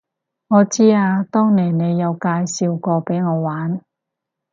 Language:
Cantonese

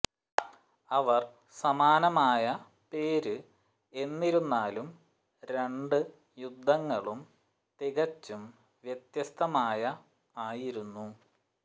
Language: Malayalam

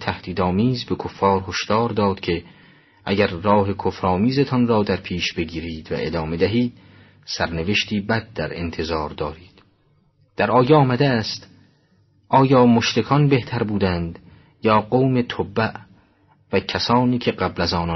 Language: Persian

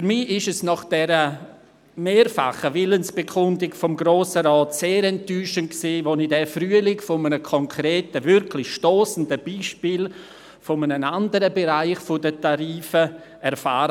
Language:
Swiss German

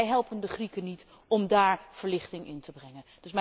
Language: Dutch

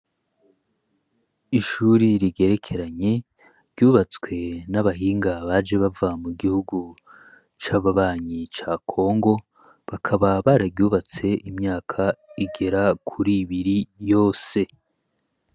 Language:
Rundi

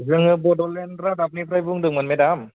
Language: Bodo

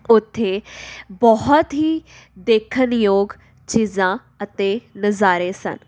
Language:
Punjabi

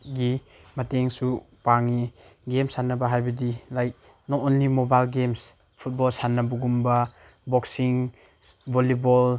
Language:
Manipuri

